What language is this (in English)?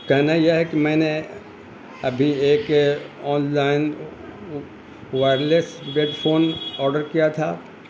Urdu